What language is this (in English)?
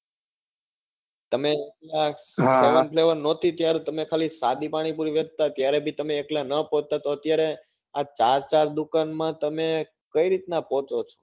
Gujarati